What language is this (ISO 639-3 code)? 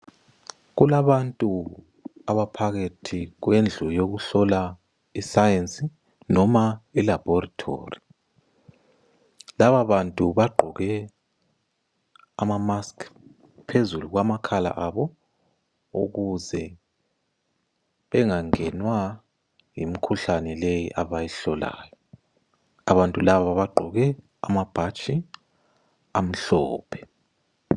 nde